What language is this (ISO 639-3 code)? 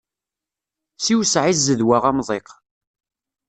kab